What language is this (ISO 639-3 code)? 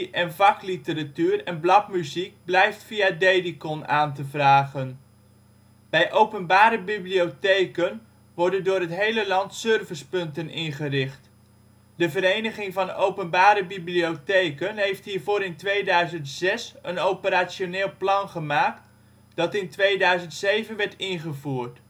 nld